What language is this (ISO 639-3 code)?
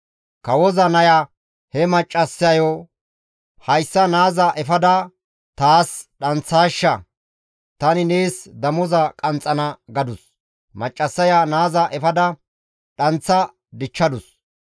gmv